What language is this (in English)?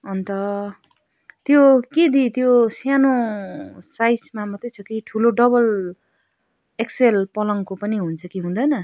Nepali